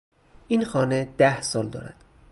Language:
Persian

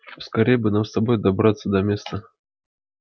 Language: Russian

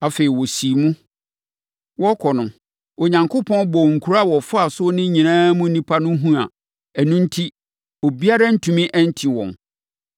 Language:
Akan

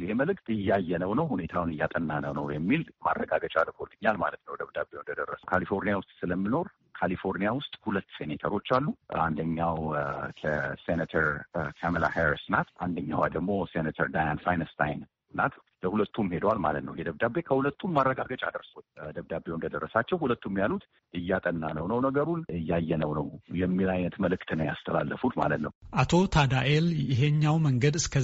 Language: Amharic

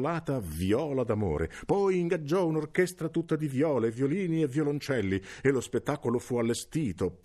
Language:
Italian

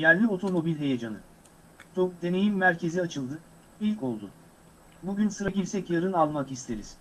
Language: Turkish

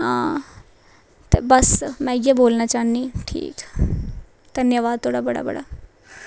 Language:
Dogri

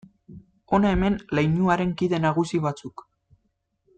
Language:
Basque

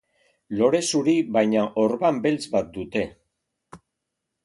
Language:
Basque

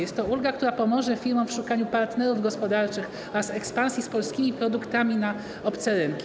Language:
Polish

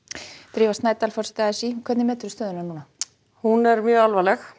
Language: Icelandic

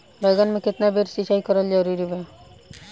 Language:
Bhojpuri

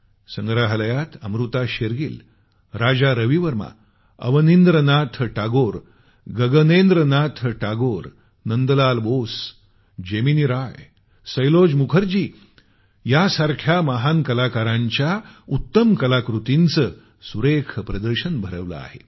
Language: Marathi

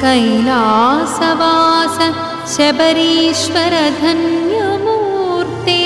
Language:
Marathi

